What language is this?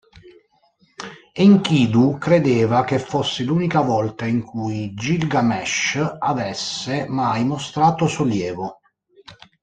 Italian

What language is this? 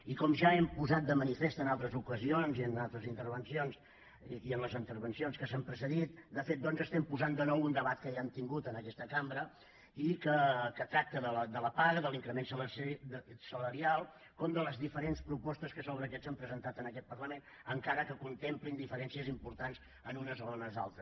Catalan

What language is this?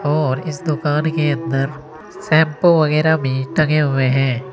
Hindi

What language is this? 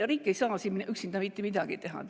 Estonian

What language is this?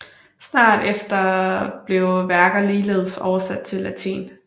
Danish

